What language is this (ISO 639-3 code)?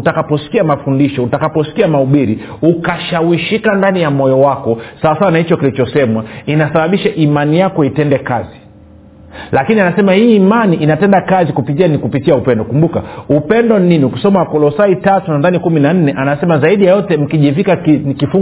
swa